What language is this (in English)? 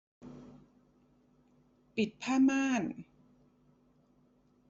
Thai